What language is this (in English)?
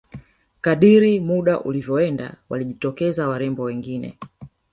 Swahili